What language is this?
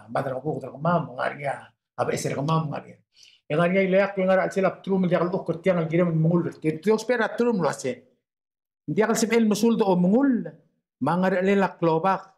Arabic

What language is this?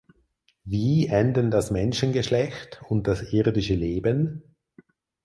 German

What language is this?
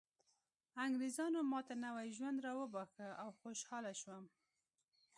Pashto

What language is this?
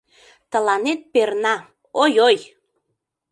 Mari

